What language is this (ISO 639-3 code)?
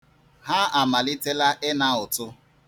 ibo